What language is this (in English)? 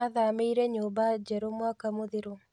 Kikuyu